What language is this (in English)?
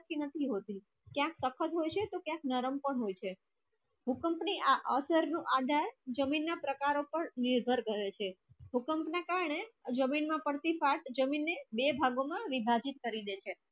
Gujarati